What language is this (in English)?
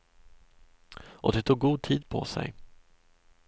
Swedish